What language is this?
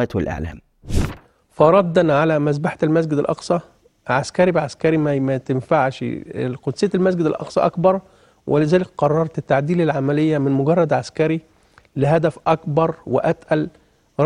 Arabic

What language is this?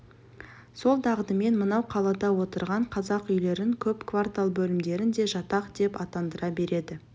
Kazakh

